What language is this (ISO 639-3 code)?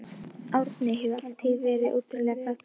isl